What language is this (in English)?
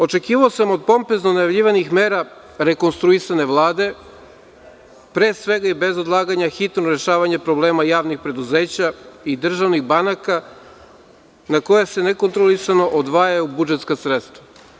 Serbian